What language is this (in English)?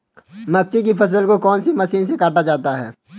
Hindi